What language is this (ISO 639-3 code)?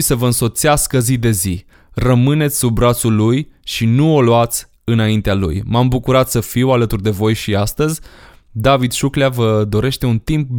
ron